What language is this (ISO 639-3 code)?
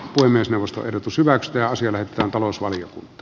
fin